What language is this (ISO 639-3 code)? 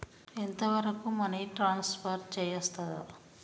tel